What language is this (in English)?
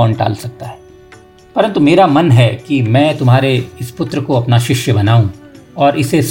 Hindi